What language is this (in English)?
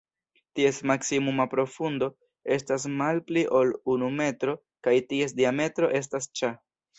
Esperanto